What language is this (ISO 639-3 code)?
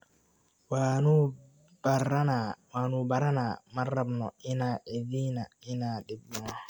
som